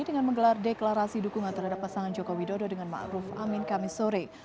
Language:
Indonesian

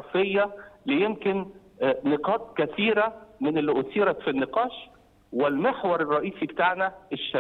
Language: Arabic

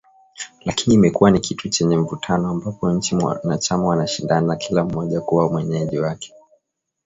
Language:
Swahili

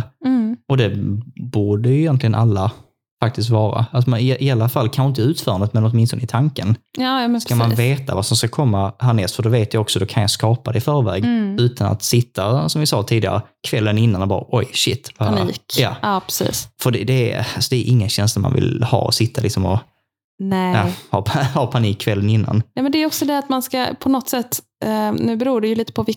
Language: Swedish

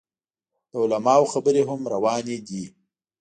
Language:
Pashto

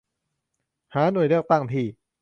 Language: Thai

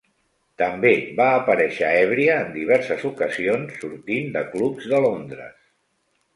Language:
Catalan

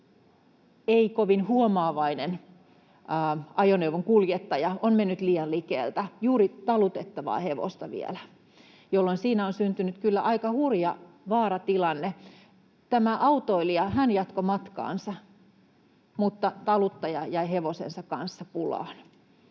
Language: Finnish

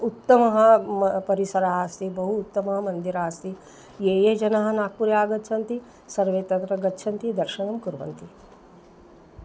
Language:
Sanskrit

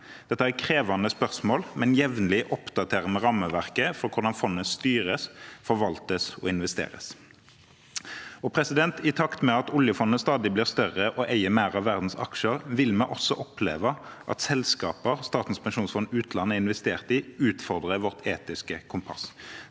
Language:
Norwegian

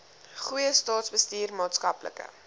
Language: Afrikaans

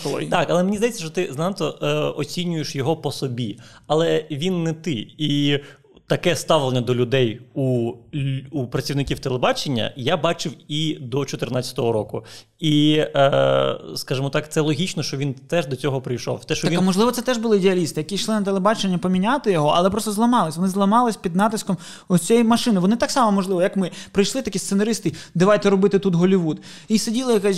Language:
Ukrainian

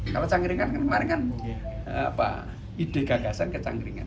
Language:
Indonesian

